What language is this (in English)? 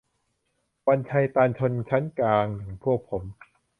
Thai